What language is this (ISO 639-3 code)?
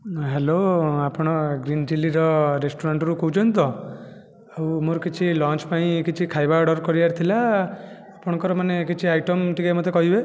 ori